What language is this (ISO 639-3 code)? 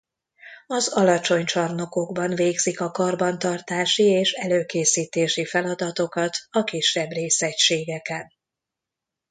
hun